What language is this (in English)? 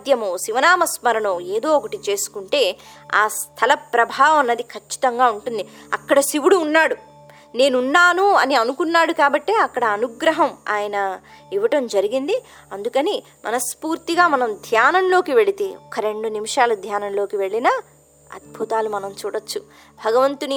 Telugu